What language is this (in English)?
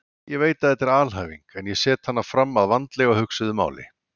Icelandic